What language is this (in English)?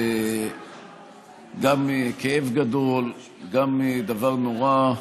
Hebrew